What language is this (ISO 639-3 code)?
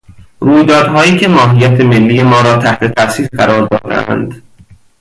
fas